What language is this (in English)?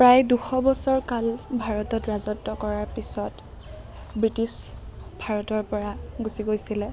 Assamese